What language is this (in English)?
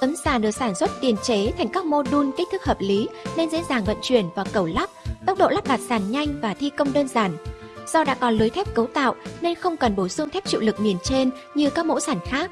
Vietnamese